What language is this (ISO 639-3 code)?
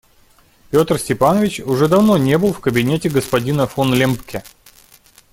rus